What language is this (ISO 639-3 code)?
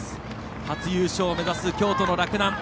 jpn